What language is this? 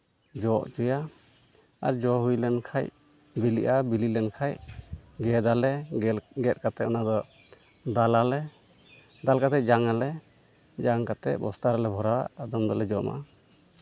Santali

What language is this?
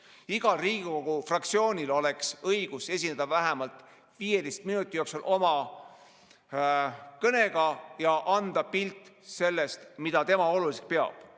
Estonian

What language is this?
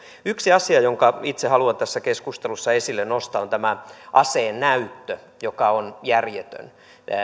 Finnish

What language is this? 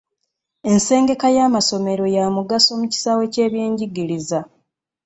Ganda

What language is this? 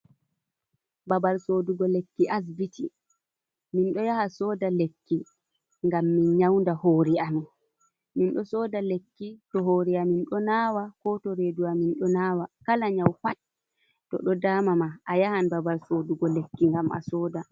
Fula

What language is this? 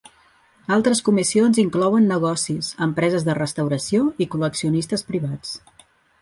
Catalan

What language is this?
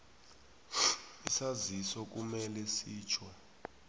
South Ndebele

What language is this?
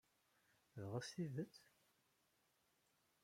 Kabyle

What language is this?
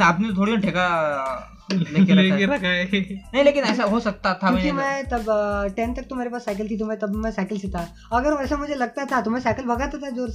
Hindi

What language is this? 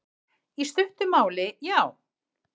Icelandic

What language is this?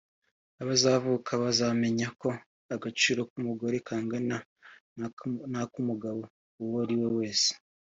Kinyarwanda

